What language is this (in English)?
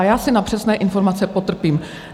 Czech